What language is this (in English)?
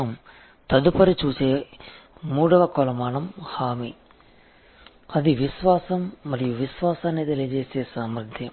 Telugu